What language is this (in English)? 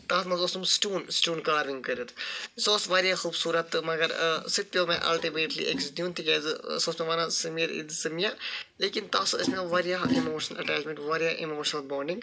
Kashmiri